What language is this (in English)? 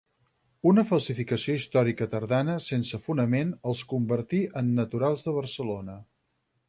Catalan